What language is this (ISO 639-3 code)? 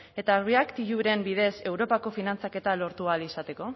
eus